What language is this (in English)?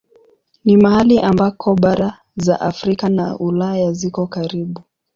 Swahili